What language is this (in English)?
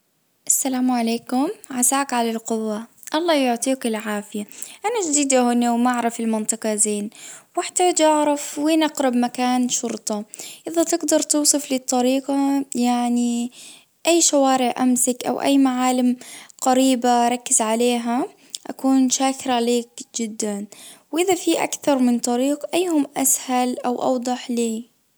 Najdi Arabic